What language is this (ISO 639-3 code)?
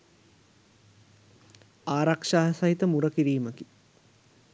sin